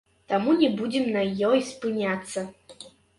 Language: Belarusian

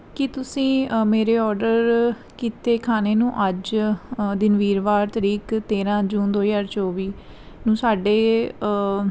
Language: Punjabi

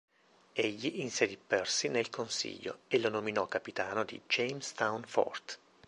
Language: Italian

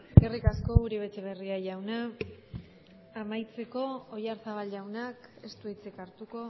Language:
Basque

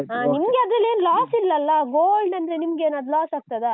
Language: Kannada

